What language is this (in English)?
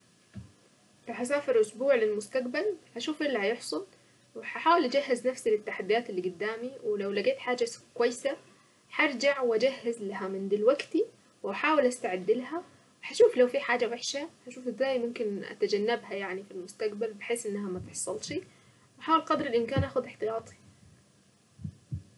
Saidi Arabic